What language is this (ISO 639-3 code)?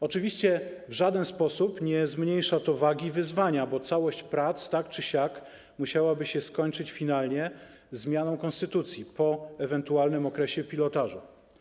pol